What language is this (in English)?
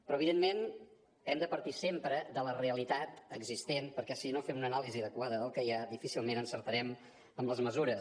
Catalan